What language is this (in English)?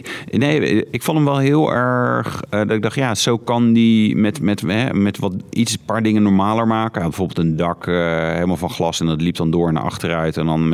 Dutch